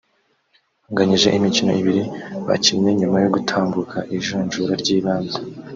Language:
Kinyarwanda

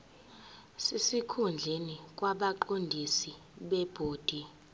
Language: Zulu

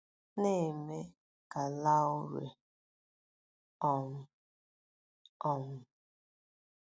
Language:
Igbo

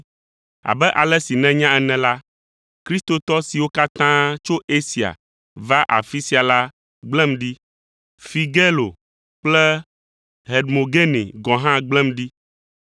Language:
Ewe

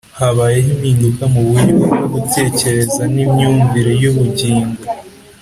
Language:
Kinyarwanda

